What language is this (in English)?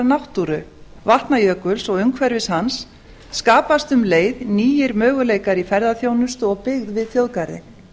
Icelandic